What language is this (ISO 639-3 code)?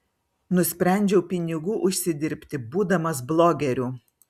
lit